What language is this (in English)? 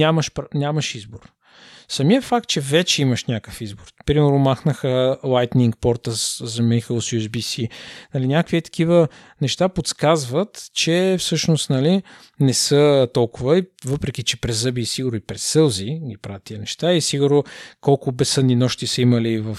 Bulgarian